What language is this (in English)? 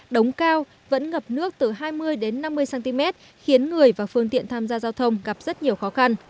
Vietnamese